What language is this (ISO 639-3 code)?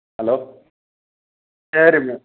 tam